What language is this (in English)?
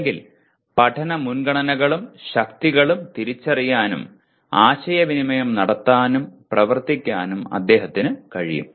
Malayalam